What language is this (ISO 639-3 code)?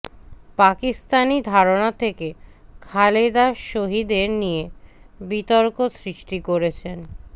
ben